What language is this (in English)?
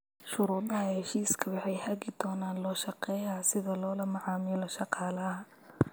Somali